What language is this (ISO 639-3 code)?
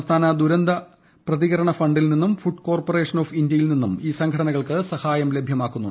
mal